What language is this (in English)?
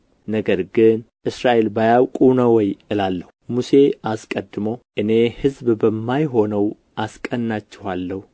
Amharic